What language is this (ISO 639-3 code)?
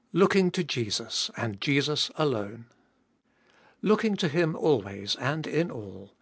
eng